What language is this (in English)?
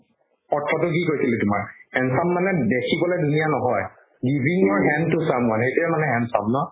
Assamese